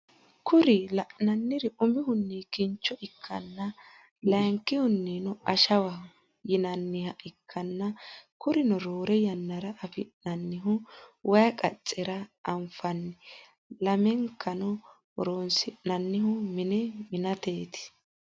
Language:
Sidamo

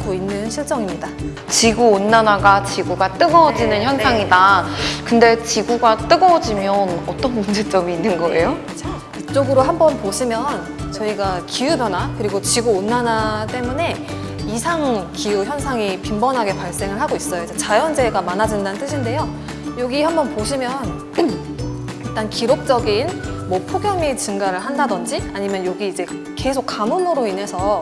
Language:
Korean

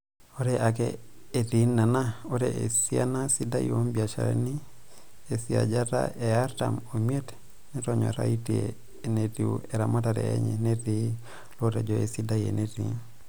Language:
Masai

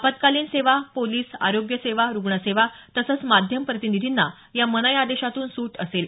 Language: Marathi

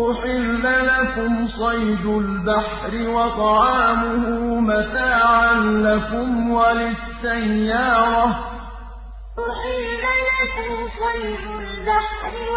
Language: Arabic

